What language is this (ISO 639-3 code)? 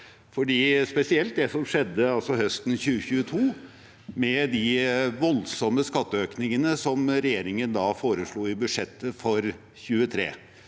nor